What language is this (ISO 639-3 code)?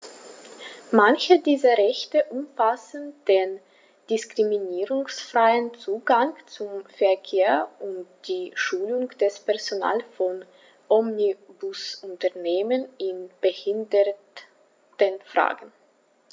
deu